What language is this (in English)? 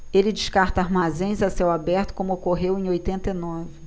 Portuguese